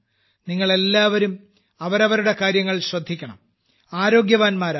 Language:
Malayalam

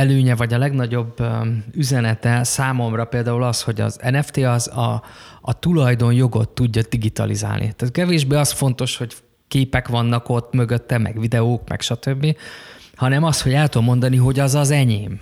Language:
Hungarian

